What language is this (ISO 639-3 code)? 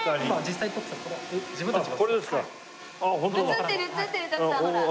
jpn